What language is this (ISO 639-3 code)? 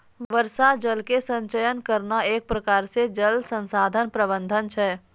mai